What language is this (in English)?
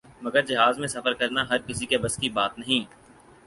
Urdu